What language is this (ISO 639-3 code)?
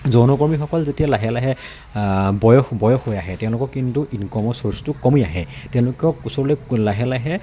asm